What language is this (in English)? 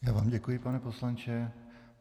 Czech